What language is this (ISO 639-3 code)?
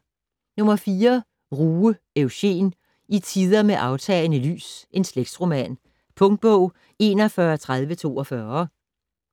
dan